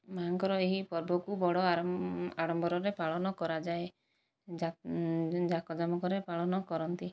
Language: Odia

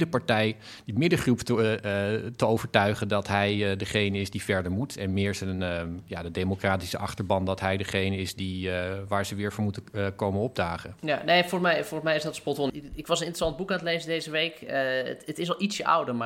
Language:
Dutch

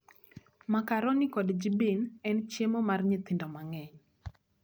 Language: Luo (Kenya and Tanzania)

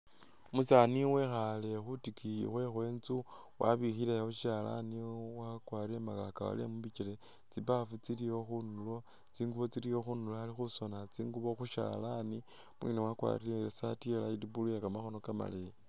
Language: Masaaba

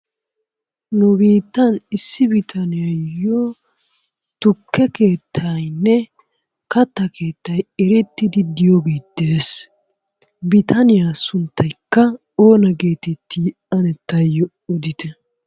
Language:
Wolaytta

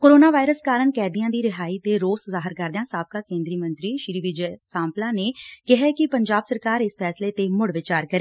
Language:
Punjabi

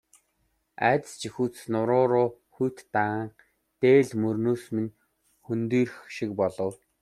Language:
Mongolian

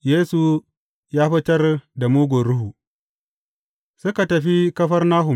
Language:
Hausa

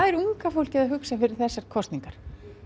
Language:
Icelandic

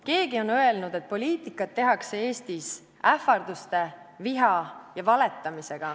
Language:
Estonian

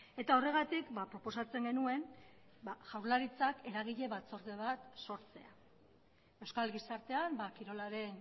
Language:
Basque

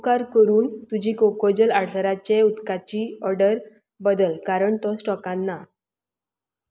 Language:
Konkani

